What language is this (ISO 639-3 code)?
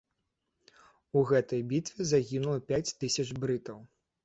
bel